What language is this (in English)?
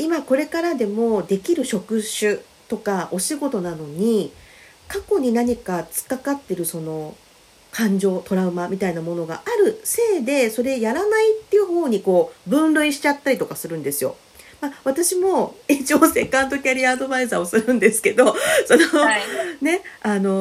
Japanese